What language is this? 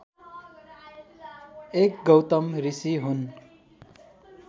Nepali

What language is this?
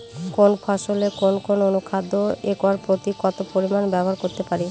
Bangla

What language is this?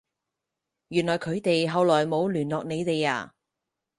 Cantonese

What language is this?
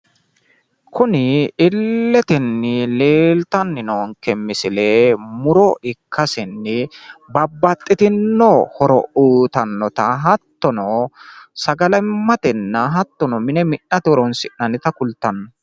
Sidamo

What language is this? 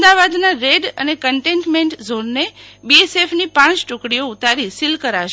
Gujarati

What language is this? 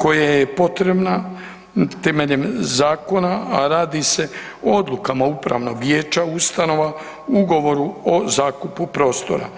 Croatian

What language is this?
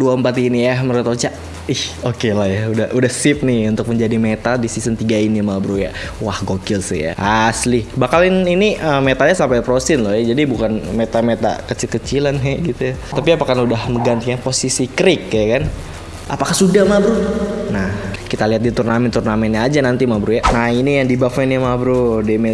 Indonesian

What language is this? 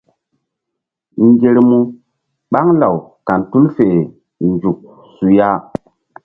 Mbum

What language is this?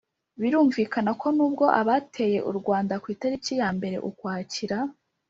Kinyarwanda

